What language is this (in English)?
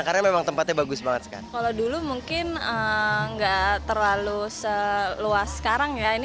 Indonesian